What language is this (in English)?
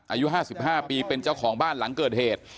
Thai